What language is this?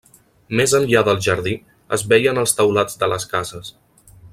Catalan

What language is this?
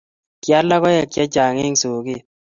Kalenjin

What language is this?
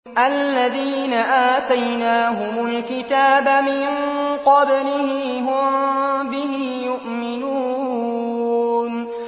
Arabic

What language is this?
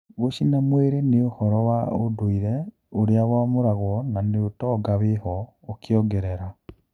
Kikuyu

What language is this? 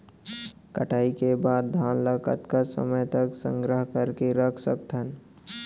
Chhattisgarhi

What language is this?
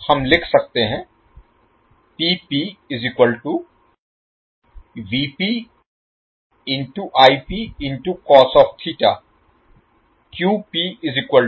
Hindi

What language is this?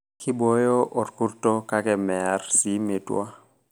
Masai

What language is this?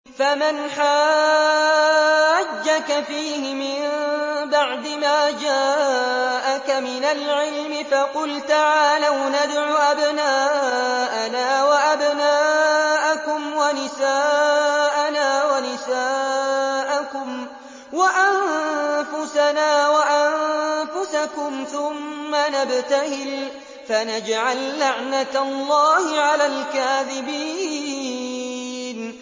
Arabic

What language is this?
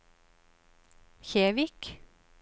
Norwegian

